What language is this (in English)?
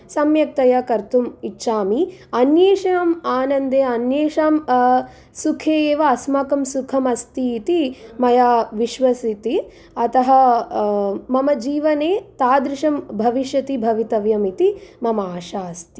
Sanskrit